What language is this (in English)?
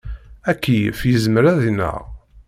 Kabyle